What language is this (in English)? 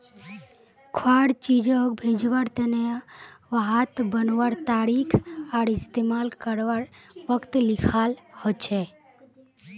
Magahi